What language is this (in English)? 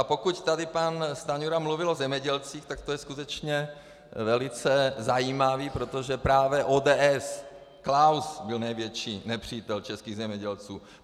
Czech